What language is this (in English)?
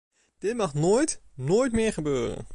Dutch